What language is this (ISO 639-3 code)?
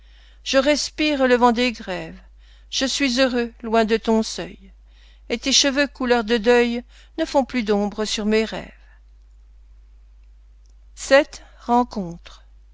fra